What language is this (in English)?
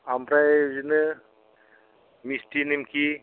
Bodo